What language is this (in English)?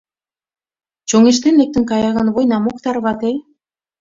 Mari